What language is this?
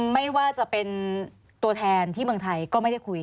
Thai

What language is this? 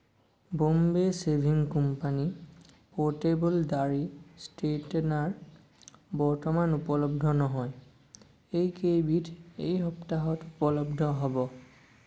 Assamese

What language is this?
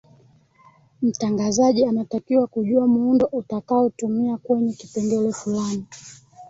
Swahili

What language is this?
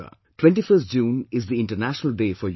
English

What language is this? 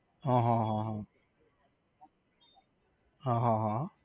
Gujarati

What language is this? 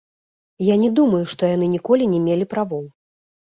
Belarusian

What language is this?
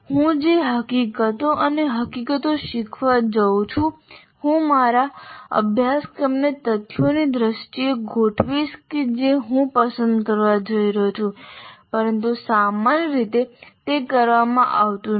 Gujarati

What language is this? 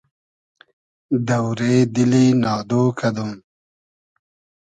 Hazaragi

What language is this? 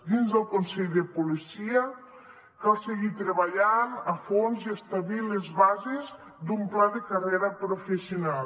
Catalan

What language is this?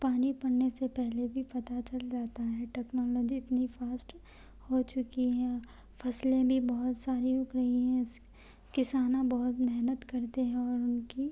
Urdu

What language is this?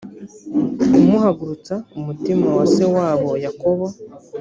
Kinyarwanda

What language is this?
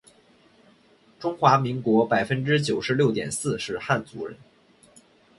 Chinese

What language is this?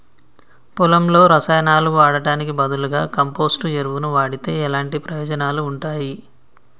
Telugu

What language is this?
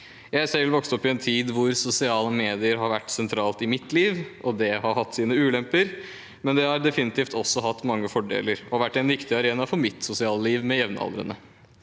Norwegian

